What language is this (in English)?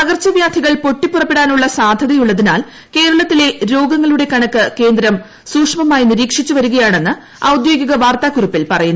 Malayalam